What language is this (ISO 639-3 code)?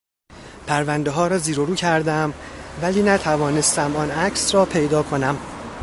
fas